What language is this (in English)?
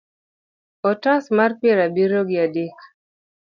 Luo (Kenya and Tanzania)